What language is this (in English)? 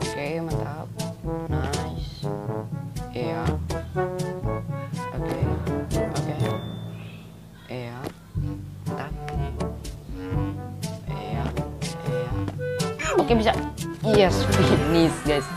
Indonesian